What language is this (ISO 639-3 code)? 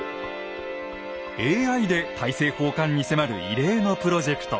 jpn